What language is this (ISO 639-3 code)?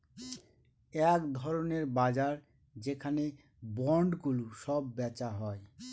ben